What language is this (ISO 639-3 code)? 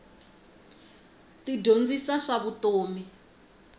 tso